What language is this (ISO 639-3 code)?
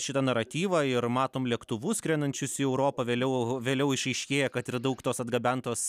lit